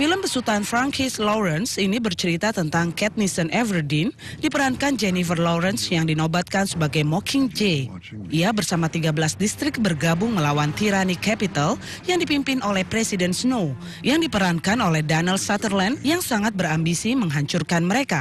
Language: Indonesian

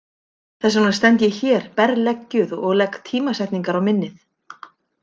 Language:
Icelandic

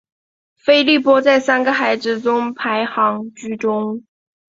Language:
Chinese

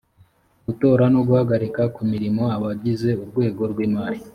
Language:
Kinyarwanda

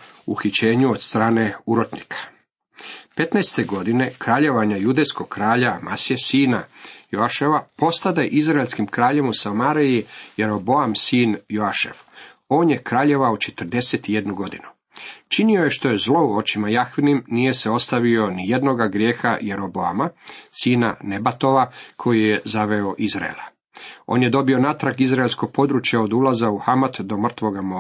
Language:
Croatian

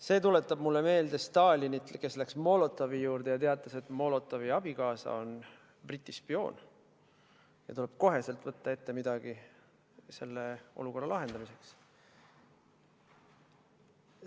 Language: Estonian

